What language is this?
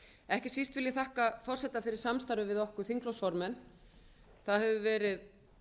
Icelandic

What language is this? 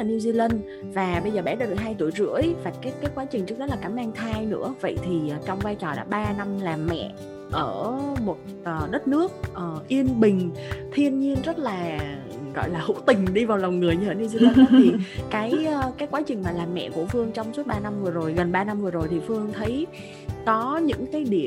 Vietnamese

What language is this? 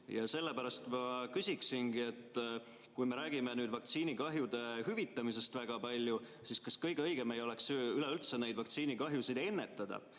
Estonian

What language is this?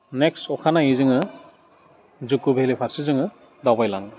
Bodo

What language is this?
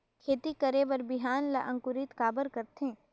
Chhattisgarhi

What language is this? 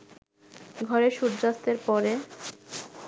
Bangla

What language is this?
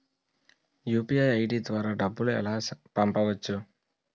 Telugu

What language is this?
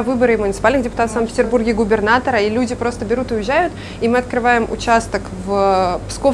Russian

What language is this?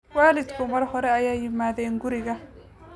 Somali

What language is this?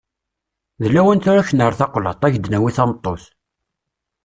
Kabyle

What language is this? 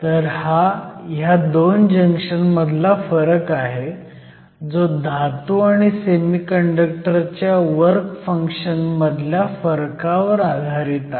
Marathi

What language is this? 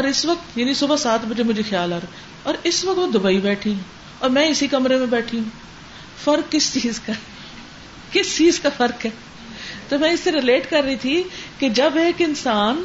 Urdu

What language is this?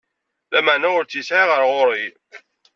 Kabyle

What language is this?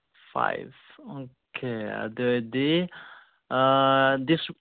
Manipuri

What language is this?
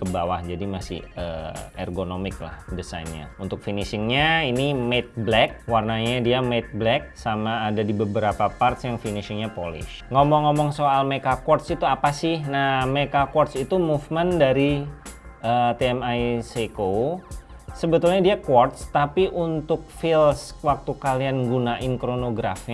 Indonesian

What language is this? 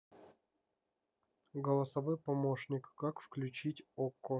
Russian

